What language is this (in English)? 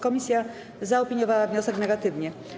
Polish